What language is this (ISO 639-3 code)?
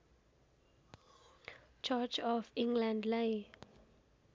nep